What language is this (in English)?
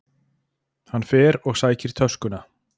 Icelandic